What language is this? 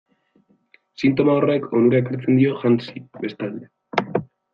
Basque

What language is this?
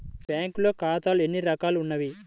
Telugu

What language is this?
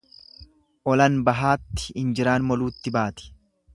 Oromo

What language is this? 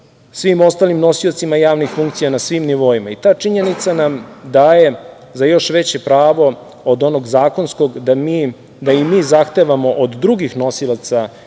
Serbian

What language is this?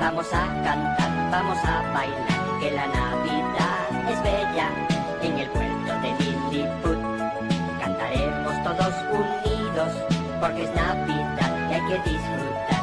Spanish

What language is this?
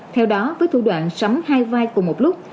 Vietnamese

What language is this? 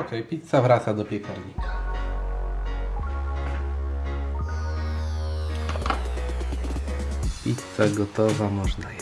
Polish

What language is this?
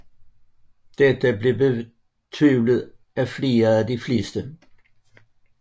Danish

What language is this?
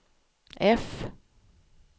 Swedish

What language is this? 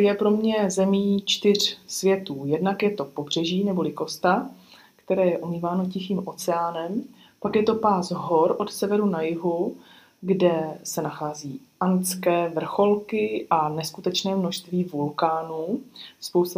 Czech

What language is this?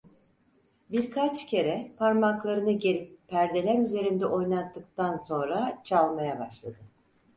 Turkish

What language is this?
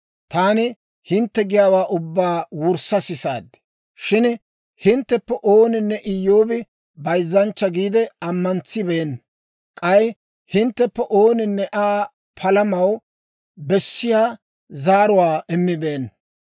Dawro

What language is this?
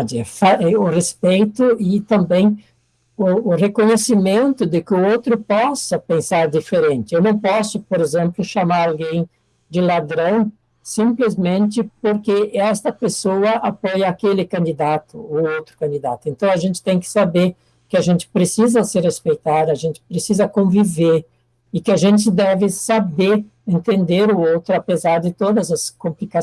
Portuguese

